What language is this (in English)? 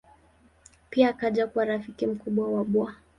Swahili